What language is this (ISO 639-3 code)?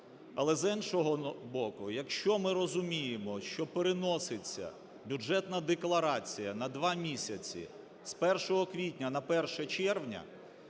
ukr